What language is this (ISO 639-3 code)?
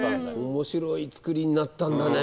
jpn